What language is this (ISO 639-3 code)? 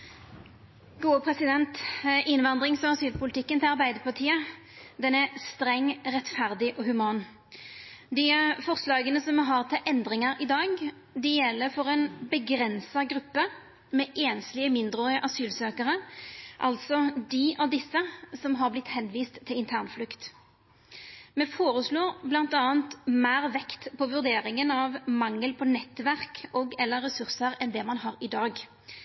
nno